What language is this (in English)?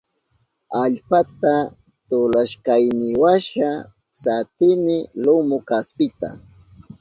Southern Pastaza Quechua